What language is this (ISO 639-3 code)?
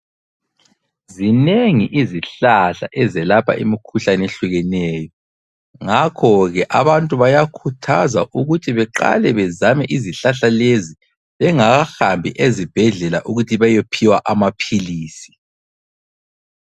nde